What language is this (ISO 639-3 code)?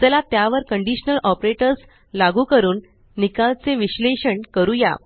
mar